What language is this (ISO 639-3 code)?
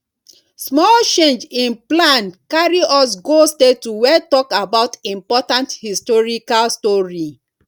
pcm